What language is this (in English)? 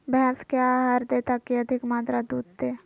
Magahi